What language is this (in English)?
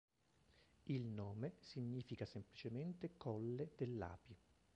Italian